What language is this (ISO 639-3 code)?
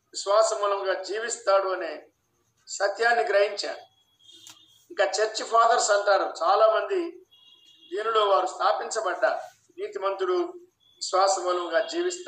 tel